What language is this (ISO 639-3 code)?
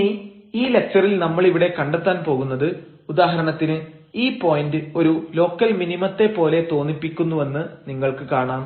mal